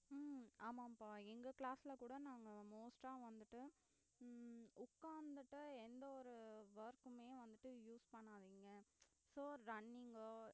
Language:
Tamil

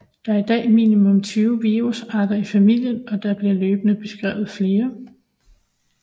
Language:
Danish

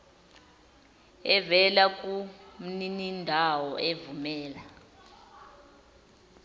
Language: Zulu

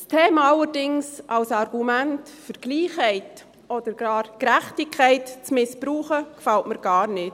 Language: Swiss German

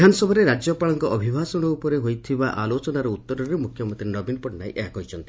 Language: Odia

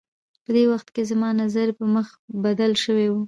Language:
Pashto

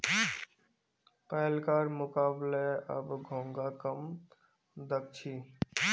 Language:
Magahi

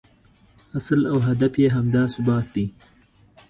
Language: Pashto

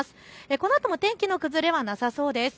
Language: Japanese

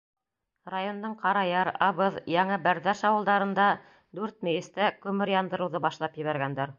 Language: Bashkir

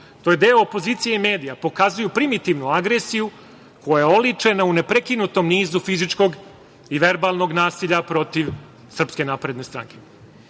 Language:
Serbian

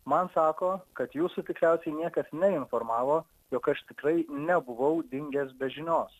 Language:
Lithuanian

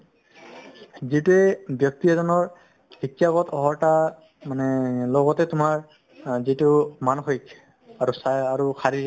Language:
Assamese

